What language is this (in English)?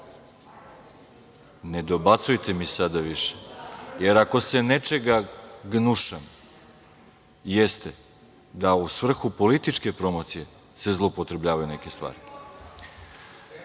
Serbian